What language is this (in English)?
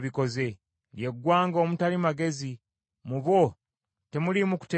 Ganda